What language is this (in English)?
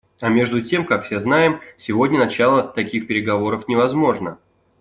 Russian